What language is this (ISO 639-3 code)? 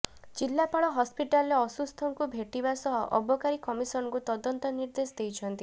ori